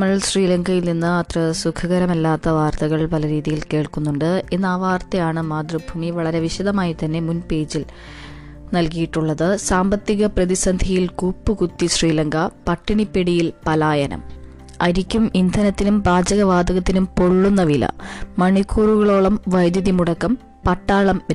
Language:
Malayalam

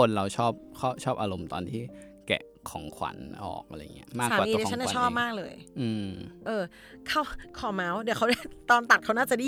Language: Thai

